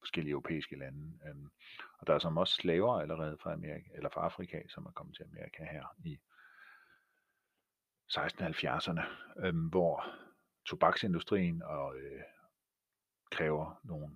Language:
Danish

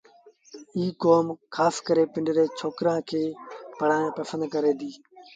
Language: Sindhi Bhil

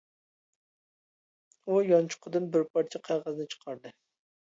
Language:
Uyghur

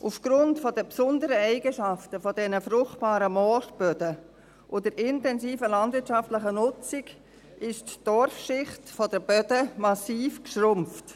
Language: Swiss German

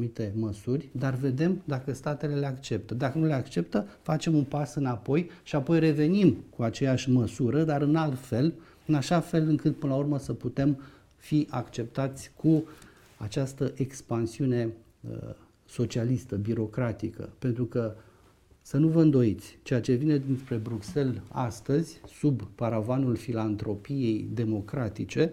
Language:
Romanian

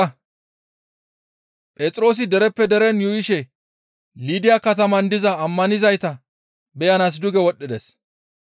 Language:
Gamo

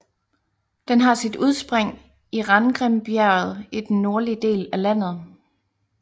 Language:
Danish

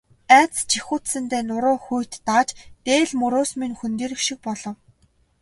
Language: Mongolian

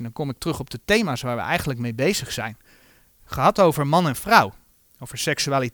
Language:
Dutch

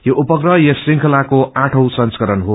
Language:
Nepali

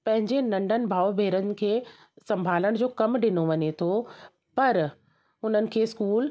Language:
Sindhi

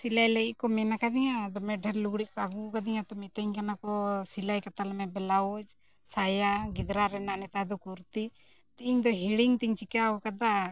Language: Santali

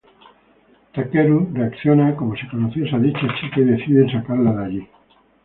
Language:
Spanish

